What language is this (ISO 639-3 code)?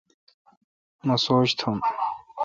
xka